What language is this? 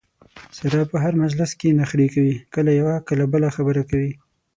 Pashto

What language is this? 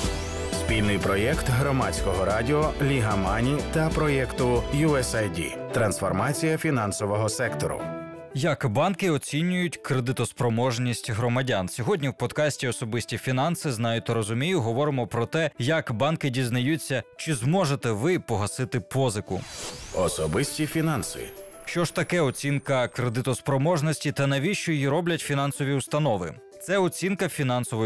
Ukrainian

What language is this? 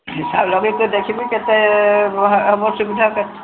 Odia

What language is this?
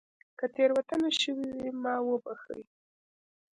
Pashto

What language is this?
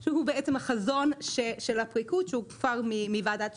Hebrew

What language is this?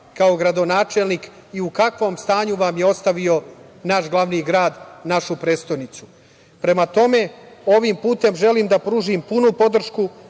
Serbian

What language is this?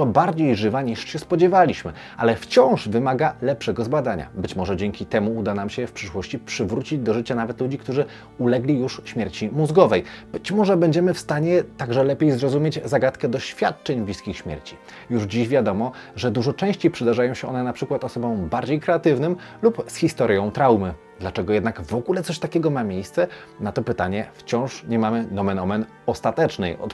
Polish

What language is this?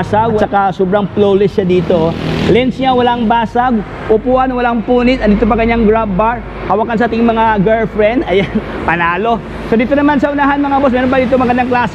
Filipino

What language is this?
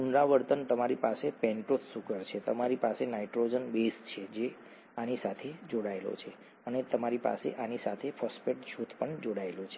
Gujarati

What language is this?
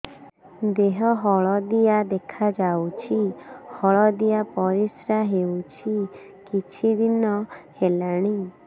Odia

